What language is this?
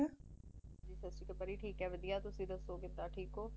Punjabi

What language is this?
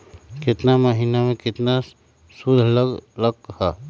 Magahi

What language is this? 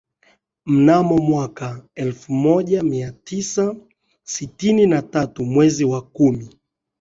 Swahili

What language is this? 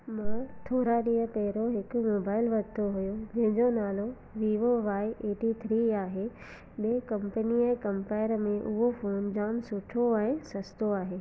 Sindhi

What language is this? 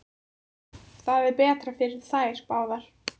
Icelandic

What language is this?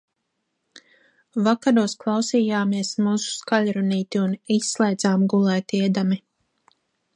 Latvian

